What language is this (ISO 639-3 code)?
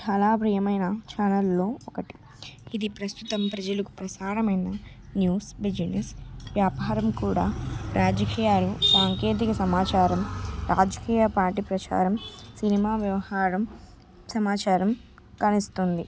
tel